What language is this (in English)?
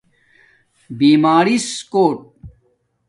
Domaaki